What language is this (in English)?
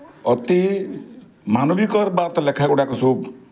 Odia